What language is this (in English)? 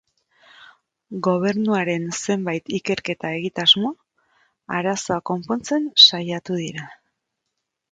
Basque